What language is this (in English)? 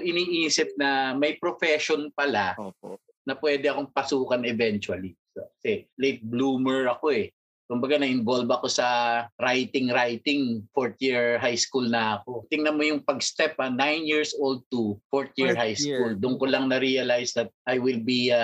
Filipino